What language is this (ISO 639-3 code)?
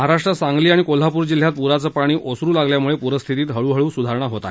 mar